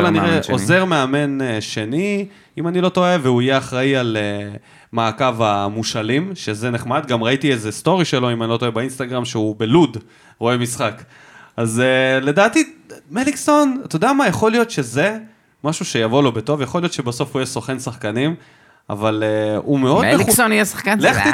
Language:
Hebrew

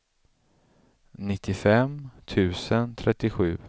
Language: Swedish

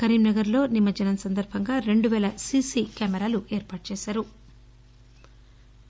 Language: Telugu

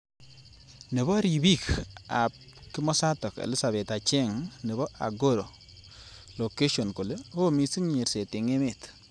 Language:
Kalenjin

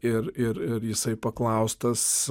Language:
Lithuanian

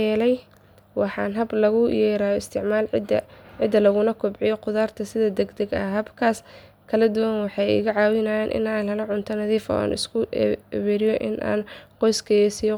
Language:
Somali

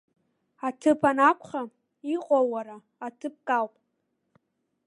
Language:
Abkhazian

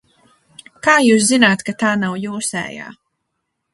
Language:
Latvian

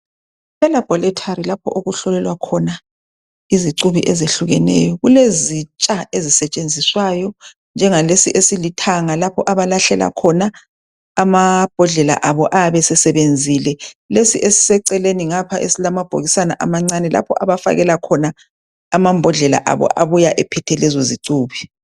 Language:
North Ndebele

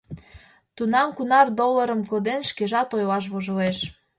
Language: Mari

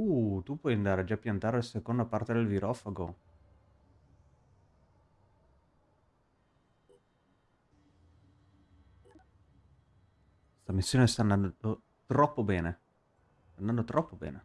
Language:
Italian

